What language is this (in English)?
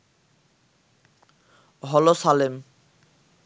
Bangla